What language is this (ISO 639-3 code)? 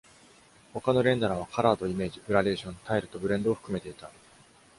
jpn